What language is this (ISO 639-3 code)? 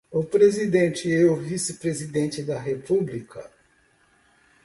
por